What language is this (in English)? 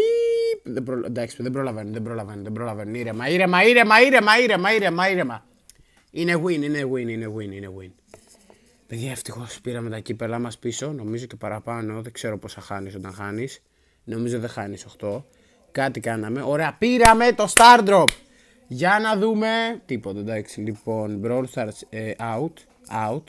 Greek